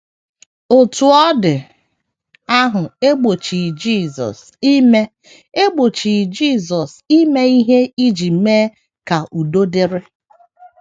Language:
Igbo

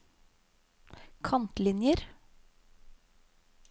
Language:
Norwegian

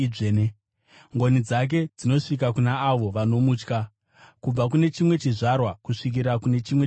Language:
Shona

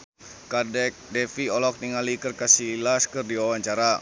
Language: Sundanese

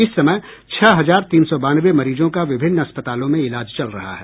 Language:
Hindi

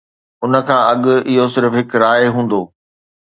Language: Sindhi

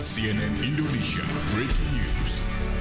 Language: Indonesian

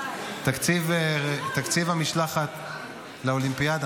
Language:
Hebrew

